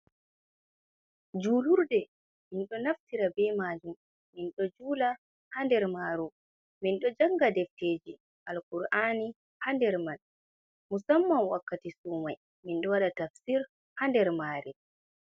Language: Fula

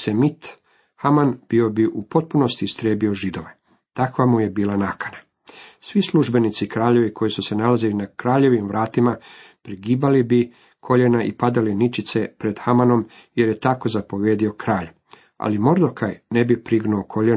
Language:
Croatian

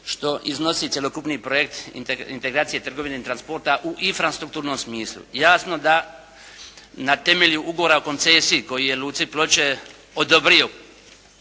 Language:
Croatian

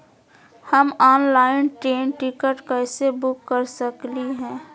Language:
Magahi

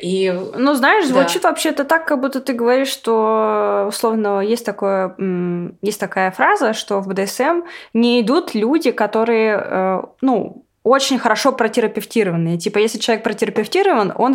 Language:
Russian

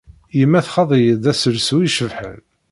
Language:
Kabyle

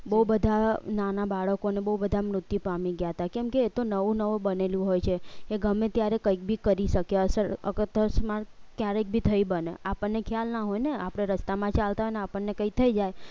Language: Gujarati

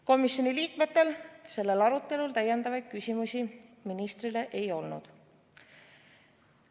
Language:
Estonian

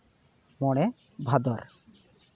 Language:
Santali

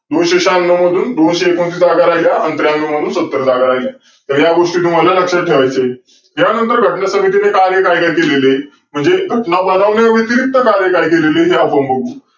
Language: Marathi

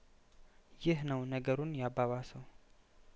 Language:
Amharic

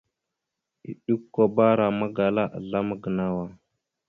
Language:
Mada (Cameroon)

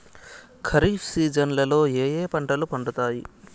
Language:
Telugu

